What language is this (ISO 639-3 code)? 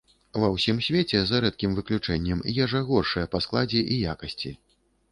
bel